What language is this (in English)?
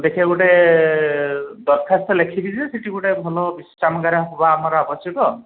Odia